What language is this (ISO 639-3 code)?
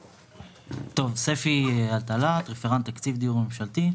heb